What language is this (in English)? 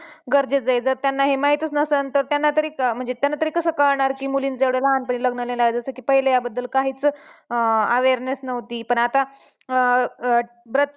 Marathi